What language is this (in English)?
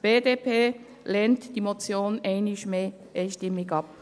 Swiss German